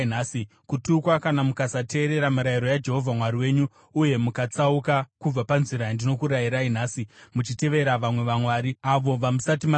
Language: Shona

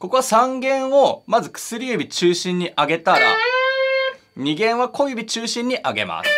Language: Japanese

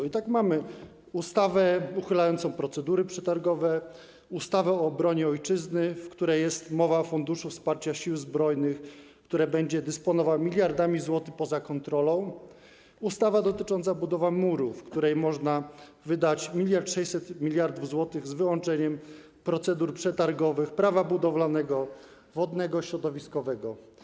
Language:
Polish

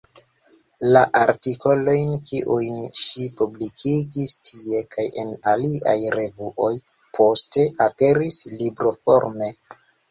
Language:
Esperanto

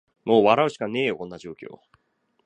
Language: Japanese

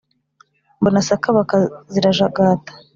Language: Kinyarwanda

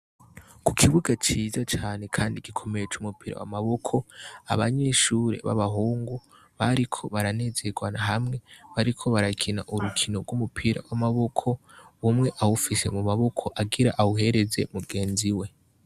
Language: Rundi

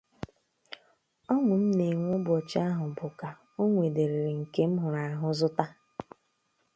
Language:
Igbo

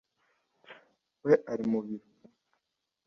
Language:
Kinyarwanda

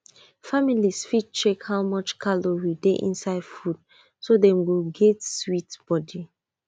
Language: Nigerian Pidgin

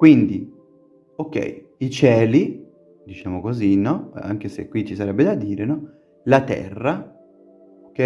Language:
Italian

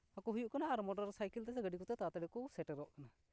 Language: Santali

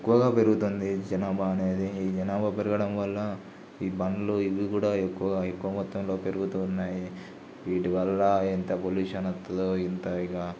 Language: Telugu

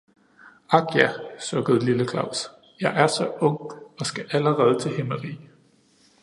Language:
Danish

